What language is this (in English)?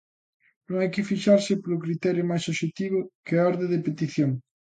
Galician